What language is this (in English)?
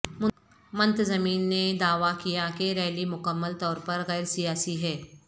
Urdu